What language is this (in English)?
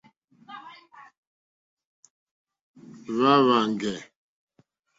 Mokpwe